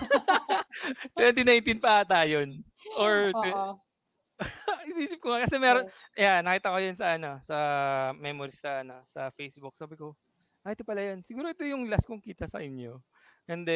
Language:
Filipino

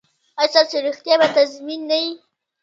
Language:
Pashto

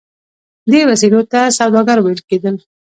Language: Pashto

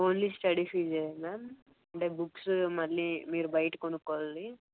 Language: Telugu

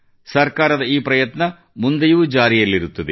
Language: Kannada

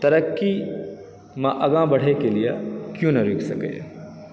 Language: Maithili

